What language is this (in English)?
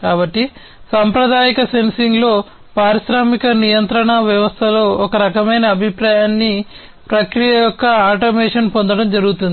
Telugu